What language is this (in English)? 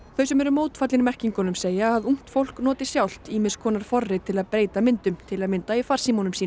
Icelandic